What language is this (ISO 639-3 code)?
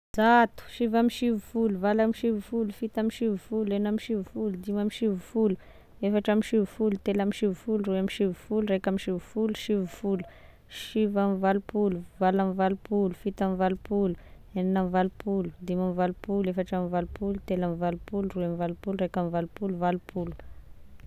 tkg